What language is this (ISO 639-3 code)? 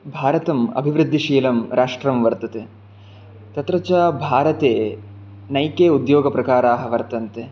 san